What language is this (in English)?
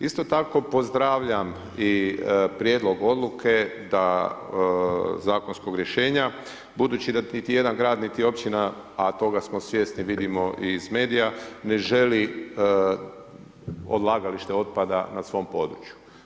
Croatian